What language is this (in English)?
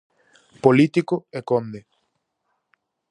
Galician